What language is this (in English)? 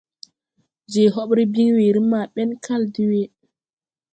Tupuri